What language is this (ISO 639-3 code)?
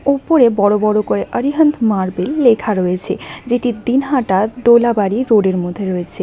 ben